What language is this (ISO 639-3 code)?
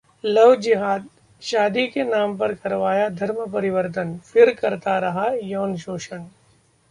hin